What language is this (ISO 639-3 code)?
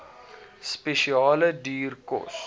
afr